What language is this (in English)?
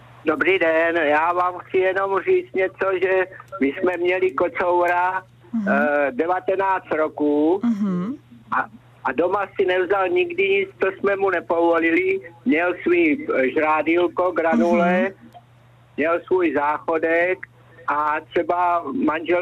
Czech